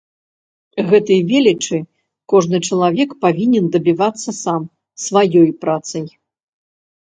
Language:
Belarusian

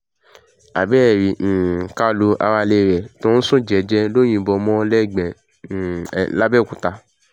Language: Yoruba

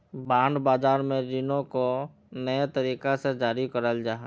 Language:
Magahi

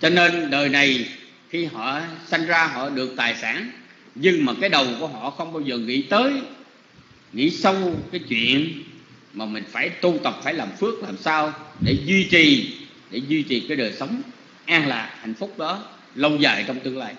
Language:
Vietnamese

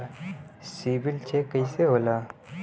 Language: Bhojpuri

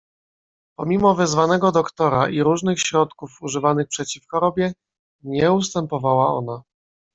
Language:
Polish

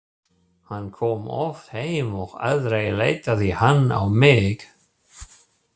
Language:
Icelandic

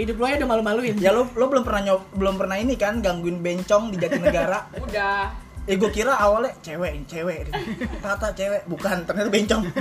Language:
Indonesian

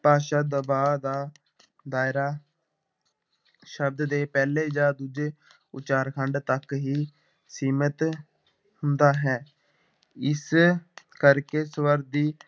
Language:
Punjabi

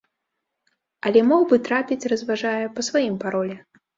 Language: Belarusian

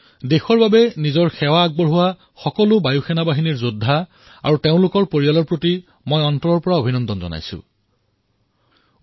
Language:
Assamese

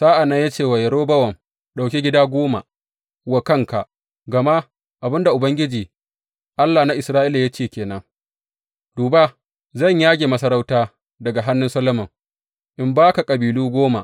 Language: Hausa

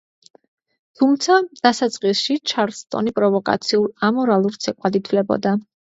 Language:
Georgian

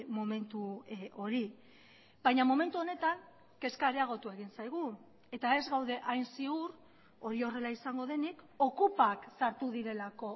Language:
Basque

